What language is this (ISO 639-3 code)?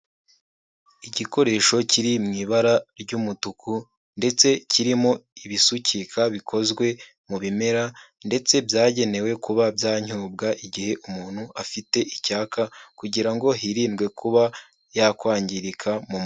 kin